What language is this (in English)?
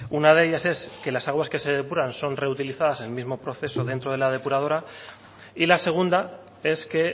Spanish